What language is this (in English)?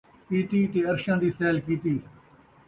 Saraiki